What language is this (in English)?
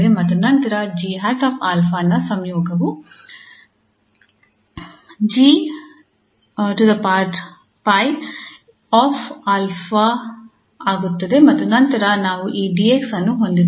Kannada